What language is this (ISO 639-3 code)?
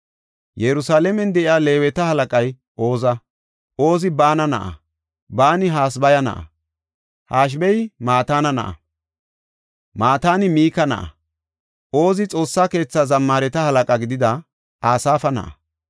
gof